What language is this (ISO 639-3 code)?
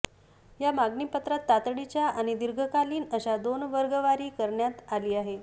mar